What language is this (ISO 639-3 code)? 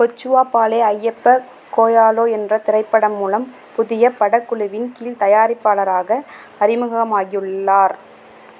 tam